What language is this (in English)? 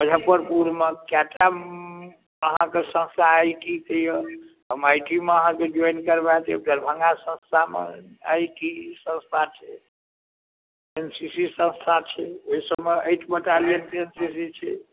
Maithili